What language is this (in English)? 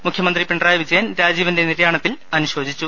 Malayalam